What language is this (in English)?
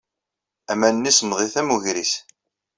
Kabyle